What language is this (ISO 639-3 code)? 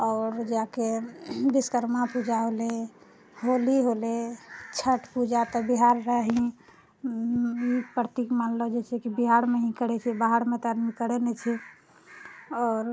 mai